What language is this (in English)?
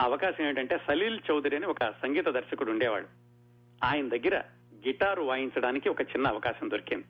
Telugu